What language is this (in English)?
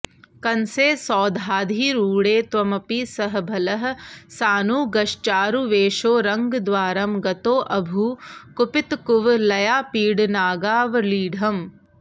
Sanskrit